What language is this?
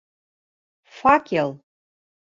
Bashkir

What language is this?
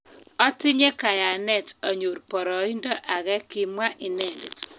Kalenjin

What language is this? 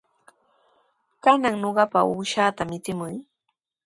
Sihuas Ancash Quechua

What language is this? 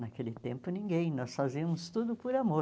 Portuguese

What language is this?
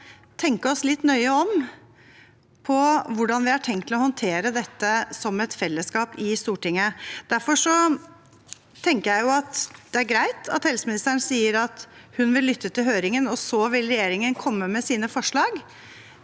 Norwegian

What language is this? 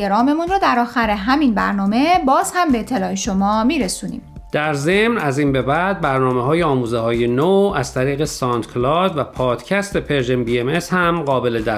Persian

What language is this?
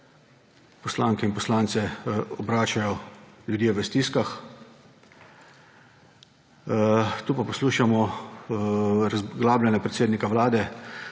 Slovenian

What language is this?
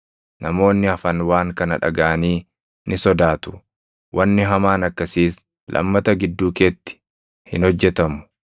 Oromo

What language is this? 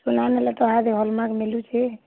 Odia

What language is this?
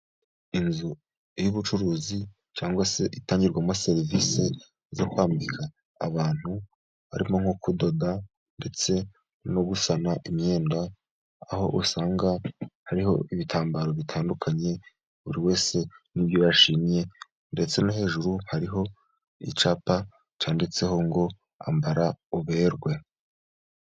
Kinyarwanda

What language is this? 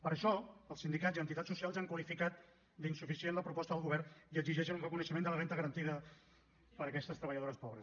Catalan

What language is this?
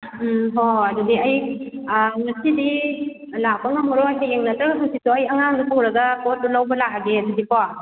Manipuri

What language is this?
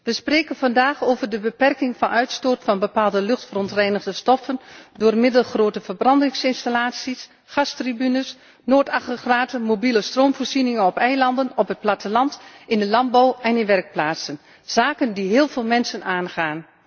Dutch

